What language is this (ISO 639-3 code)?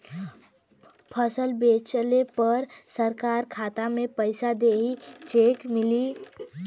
bho